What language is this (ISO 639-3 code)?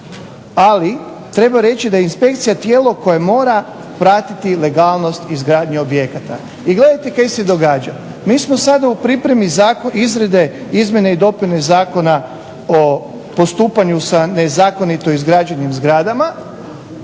hrv